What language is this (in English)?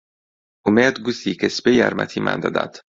Central Kurdish